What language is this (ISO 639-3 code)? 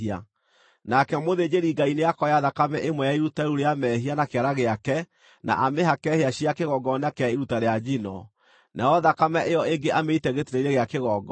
kik